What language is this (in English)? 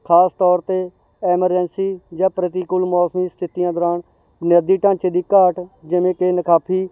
Punjabi